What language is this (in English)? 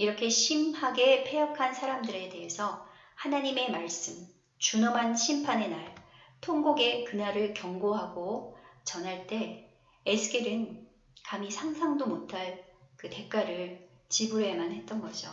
Korean